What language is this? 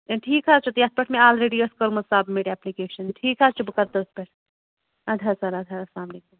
Kashmiri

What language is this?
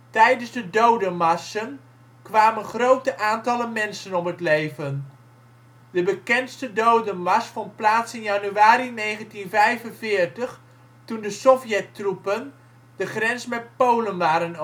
Dutch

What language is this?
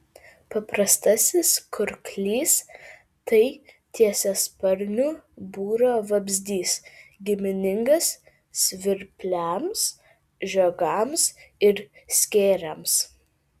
Lithuanian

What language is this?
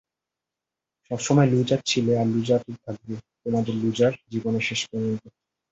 Bangla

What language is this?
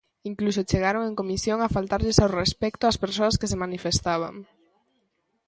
Galician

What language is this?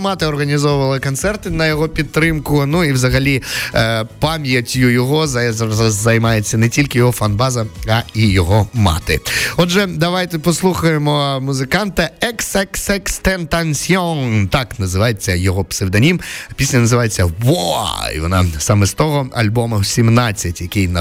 Ukrainian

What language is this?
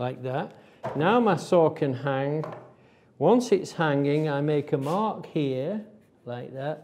English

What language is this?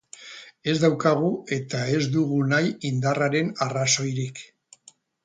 Basque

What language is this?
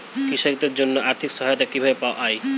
Bangla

